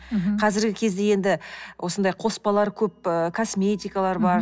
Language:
Kazakh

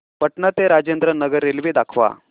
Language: Marathi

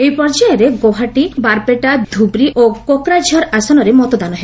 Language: Odia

